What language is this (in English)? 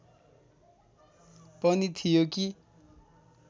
Nepali